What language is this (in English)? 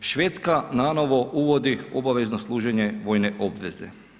Croatian